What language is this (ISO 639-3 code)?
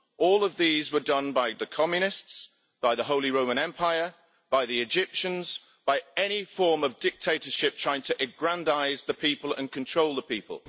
eng